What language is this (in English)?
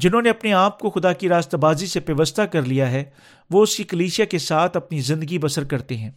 Urdu